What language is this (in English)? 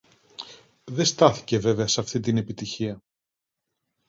Greek